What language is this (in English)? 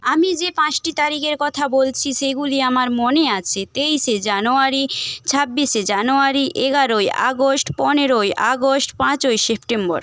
Bangla